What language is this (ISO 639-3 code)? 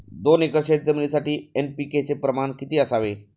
mar